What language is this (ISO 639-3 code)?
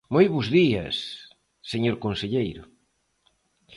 glg